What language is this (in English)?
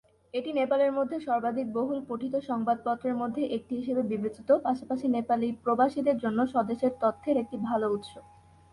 Bangla